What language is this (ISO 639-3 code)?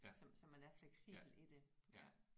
dan